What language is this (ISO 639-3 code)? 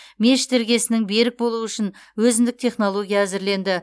kaz